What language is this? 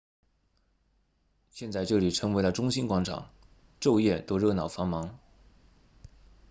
Chinese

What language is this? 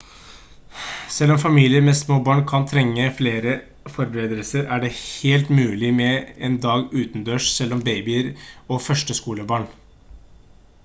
Norwegian Bokmål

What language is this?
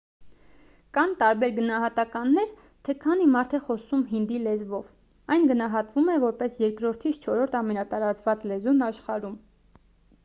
Armenian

